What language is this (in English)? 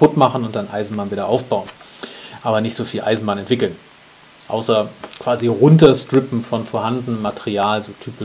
German